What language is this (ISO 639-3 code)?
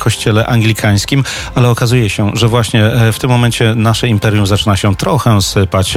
pol